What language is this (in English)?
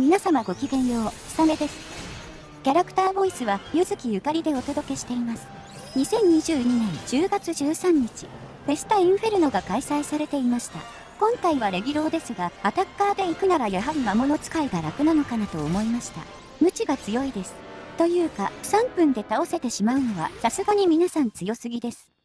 Japanese